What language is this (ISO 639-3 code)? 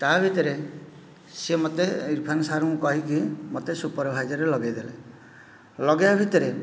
ori